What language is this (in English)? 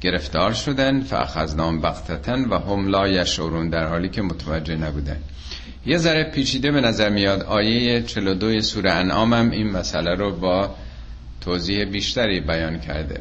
Persian